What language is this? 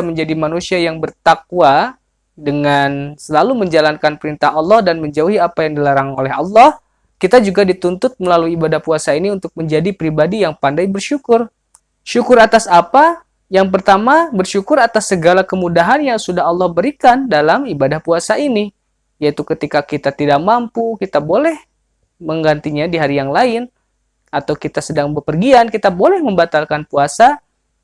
Indonesian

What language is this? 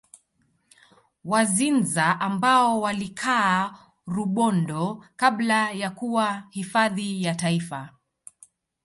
Swahili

